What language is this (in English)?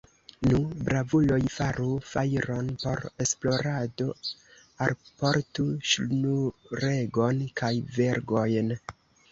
Esperanto